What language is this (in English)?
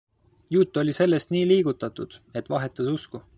Estonian